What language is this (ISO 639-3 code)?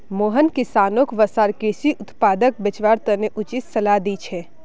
mag